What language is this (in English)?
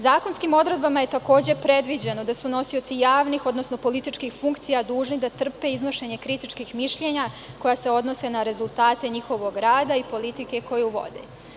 Serbian